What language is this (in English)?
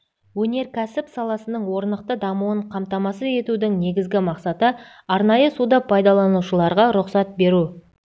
Kazakh